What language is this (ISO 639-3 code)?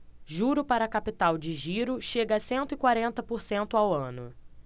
por